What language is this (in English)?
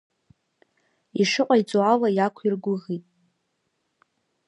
Abkhazian